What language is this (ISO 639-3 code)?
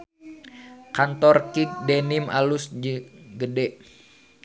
sun